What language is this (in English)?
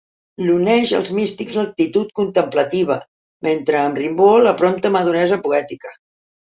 Catalan